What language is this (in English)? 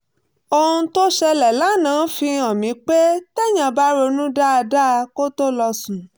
Yoruba